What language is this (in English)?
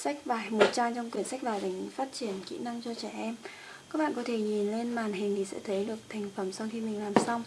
Vietnamese